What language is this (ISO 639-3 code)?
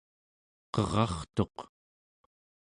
esu